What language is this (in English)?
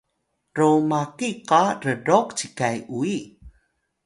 Atayal